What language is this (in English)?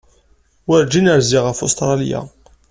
Kabyle